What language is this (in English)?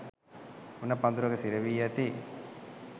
Sinhala